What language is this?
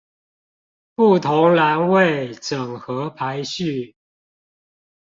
Chinese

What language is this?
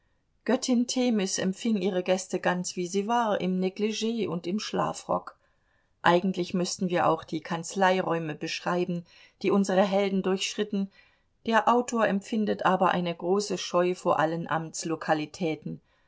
German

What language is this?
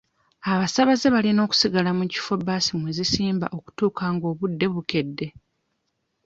Ganda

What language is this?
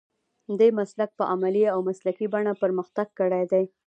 Pashto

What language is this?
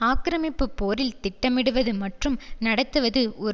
Tamil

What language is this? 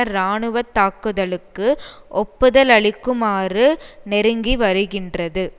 Tamil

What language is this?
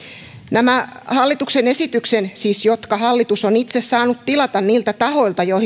Finnish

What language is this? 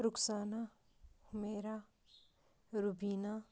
Kashmiri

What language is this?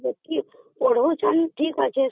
Odia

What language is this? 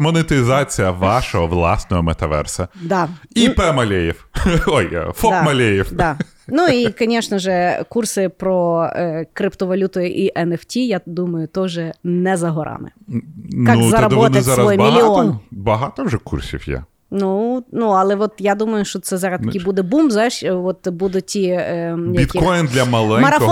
Ukrainian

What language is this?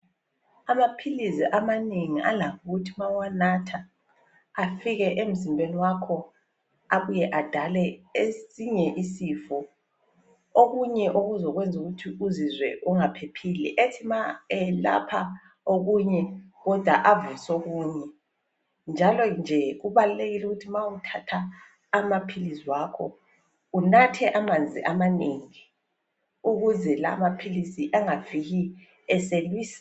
North Ndebele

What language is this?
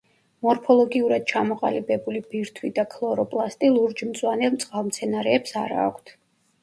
Georgian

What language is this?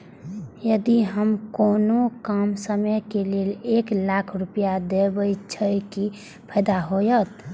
Maithili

